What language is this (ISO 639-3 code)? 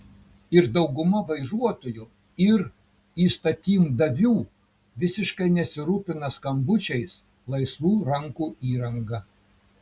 lit